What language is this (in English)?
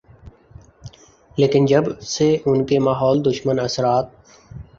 Urdu